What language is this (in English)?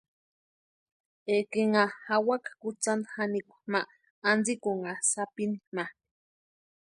Western Highland Purepecha